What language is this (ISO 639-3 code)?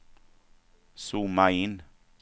swe